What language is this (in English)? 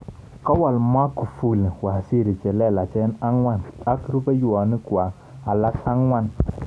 Kalenjin